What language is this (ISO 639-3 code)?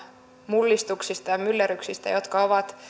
fin